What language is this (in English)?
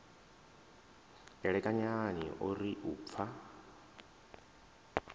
Venda